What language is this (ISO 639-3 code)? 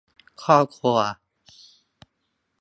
tha